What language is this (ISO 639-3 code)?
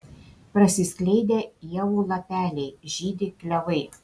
lit